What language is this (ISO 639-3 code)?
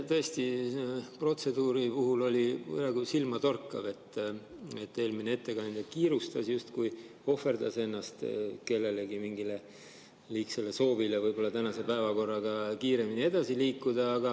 est